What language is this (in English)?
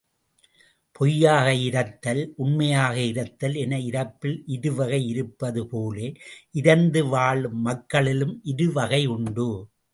Tamil